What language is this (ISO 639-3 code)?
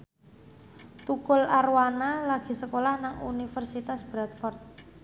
jav